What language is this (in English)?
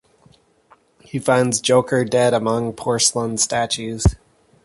English